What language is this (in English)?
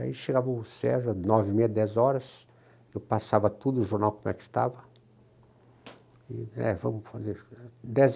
Portuguese